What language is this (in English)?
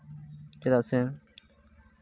Santali